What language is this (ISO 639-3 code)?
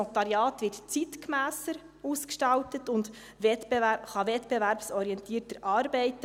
gsw